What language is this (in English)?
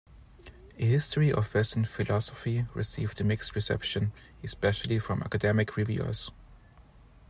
English